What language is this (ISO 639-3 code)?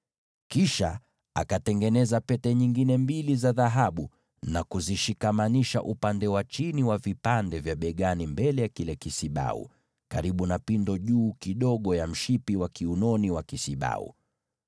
swa